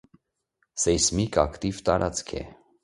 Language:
Armenian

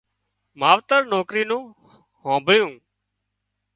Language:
Wadiyara Koli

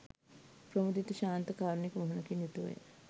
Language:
Sinhala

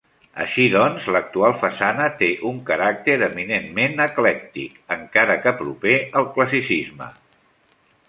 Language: Catalan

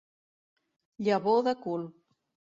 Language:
Catalan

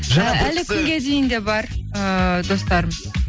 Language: Kazakh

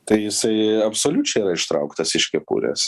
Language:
Lithuanian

